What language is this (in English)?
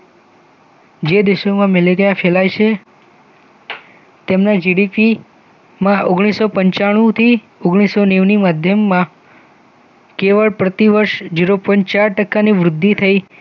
Gujarati